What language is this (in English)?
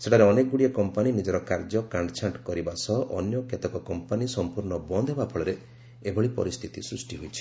Odia